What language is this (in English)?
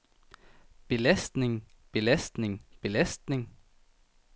Danish